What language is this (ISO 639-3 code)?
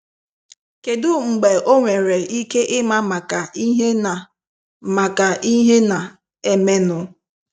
ibo